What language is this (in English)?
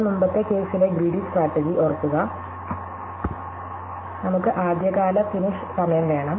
Malayalam